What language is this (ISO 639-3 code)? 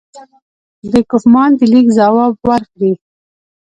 pus